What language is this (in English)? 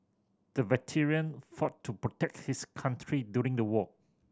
English